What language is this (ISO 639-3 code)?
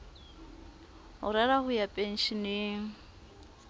sot